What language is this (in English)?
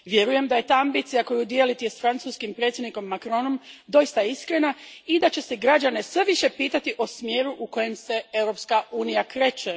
Croatian